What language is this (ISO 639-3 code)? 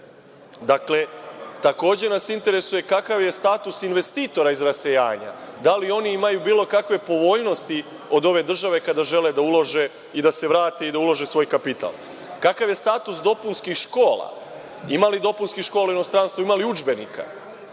srp